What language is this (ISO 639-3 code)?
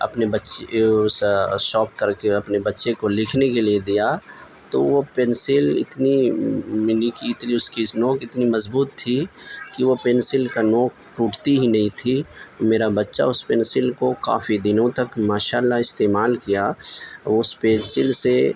urd